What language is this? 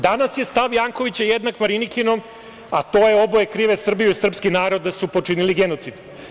Serbian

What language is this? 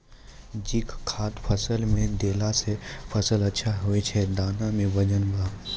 Maithili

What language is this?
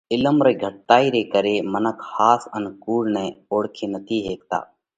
Parkari Koli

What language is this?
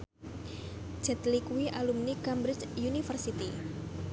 Javanese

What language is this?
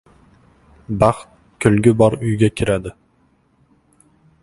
Uzbek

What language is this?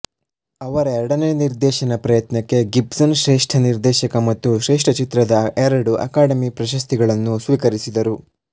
Kannada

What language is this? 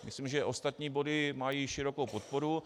Czech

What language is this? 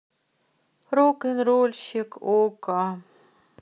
Russian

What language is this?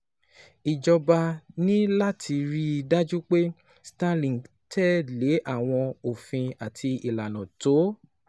Yoruba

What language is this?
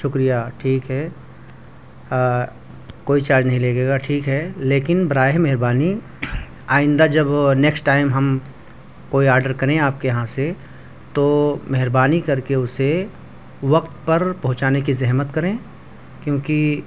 Urdu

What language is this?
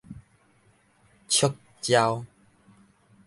Min Nan Chinese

